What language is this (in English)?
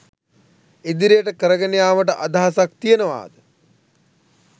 Sinhala